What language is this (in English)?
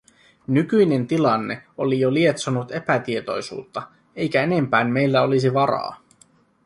Finnish